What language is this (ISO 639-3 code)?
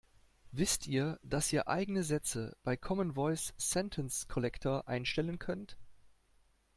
deu